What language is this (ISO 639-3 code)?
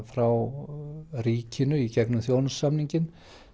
isl